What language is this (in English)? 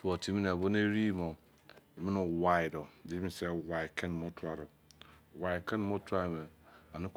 Izon